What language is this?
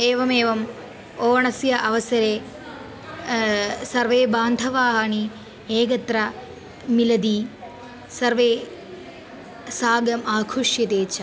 Sanskrit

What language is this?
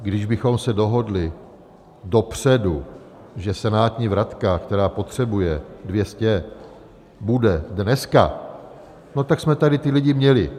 Czech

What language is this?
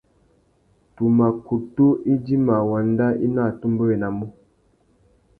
Tuki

